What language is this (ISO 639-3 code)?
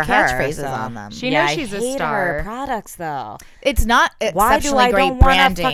eng